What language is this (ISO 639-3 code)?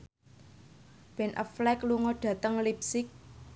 jav